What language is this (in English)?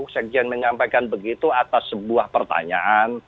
Indonesian